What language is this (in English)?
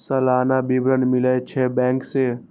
Maithili